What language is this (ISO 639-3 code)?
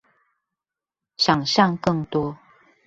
zho